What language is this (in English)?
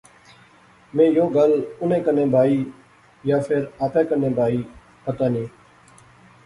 Pahari-Potwari